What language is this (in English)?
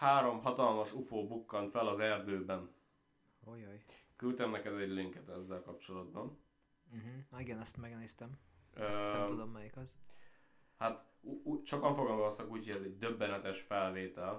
Hungarian